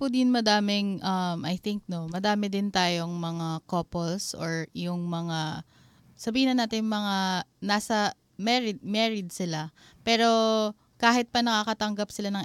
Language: Filipino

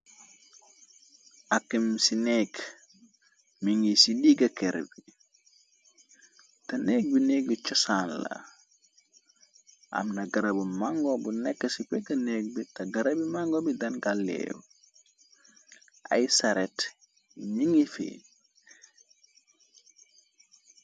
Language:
Wolof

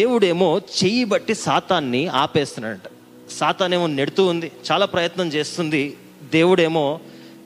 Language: Telugu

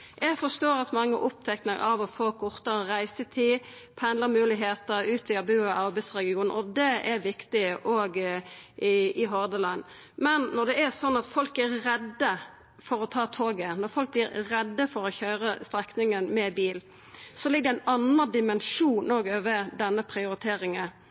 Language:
Norwegian Nynorsk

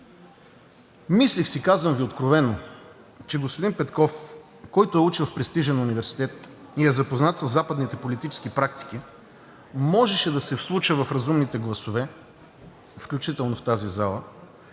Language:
Bulgarian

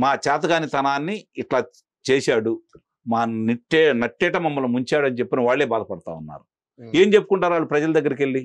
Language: Telugu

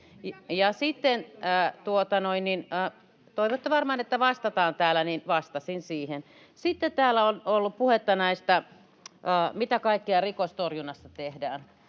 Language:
Finnish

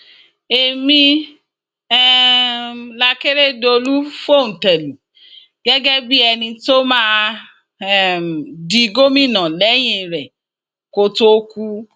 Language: Yoruba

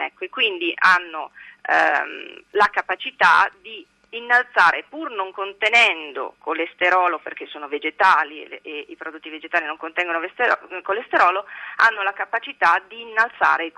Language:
Italian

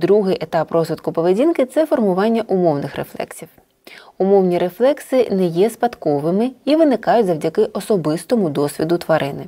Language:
Ukrainian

